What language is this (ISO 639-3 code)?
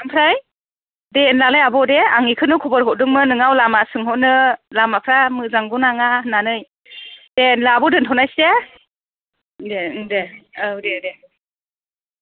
brx